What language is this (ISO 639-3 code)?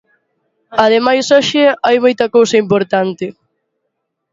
glg